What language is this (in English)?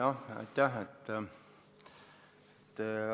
Estonian